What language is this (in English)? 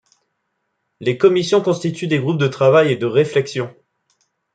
French